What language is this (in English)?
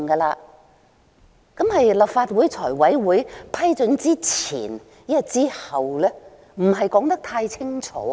Cantonese